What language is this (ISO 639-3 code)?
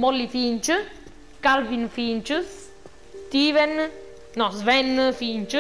ita